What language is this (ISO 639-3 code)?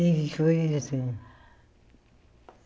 por